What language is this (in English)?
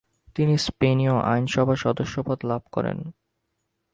Bangla